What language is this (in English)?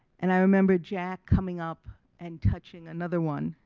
English